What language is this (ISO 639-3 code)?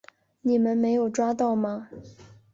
zho